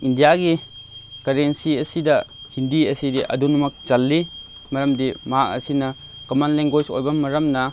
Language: Manipuri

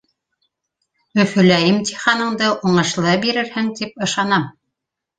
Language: Bashkir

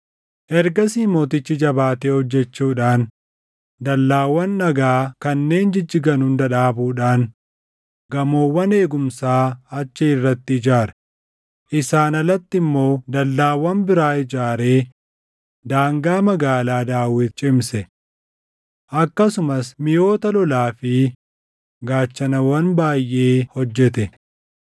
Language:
Oromo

